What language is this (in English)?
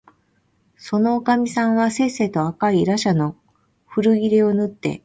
Japanese